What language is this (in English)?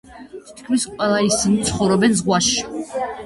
Georgian